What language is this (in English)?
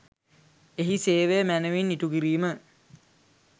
Sinhala